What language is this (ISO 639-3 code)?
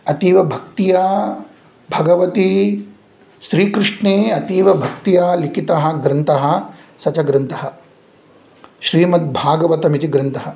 san